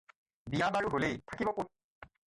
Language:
Assamese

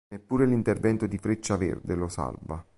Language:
Italian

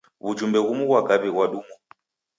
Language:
Taita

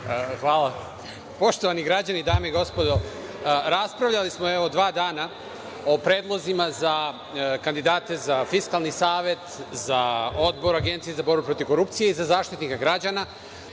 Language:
Serbian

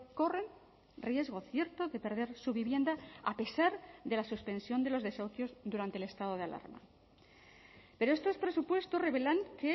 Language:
Spanish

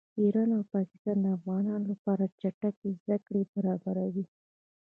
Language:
Pashto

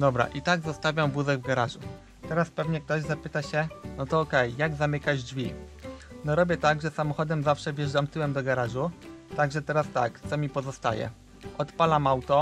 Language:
Polish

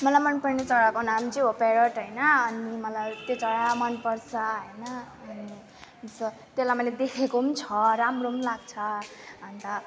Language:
Nepali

